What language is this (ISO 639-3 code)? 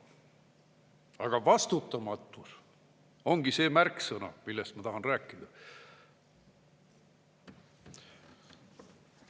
est